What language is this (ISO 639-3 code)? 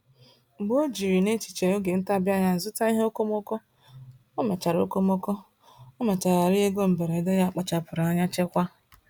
ibo